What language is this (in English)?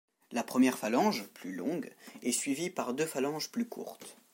French